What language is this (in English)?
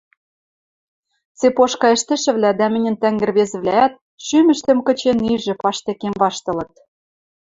Western Mari